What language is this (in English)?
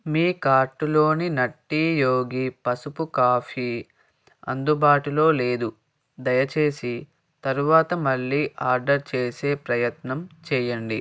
Telugu